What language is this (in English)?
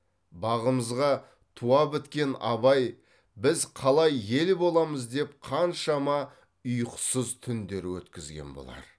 Kazakh